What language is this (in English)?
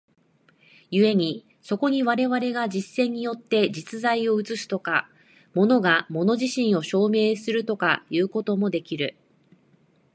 Japanese